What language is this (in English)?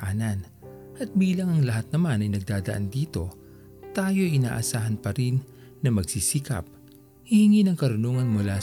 Filipino